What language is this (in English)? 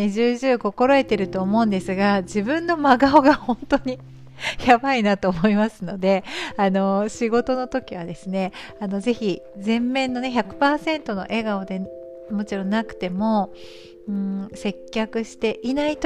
Japanese